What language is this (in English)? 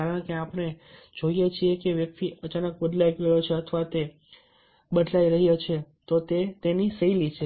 Gujarati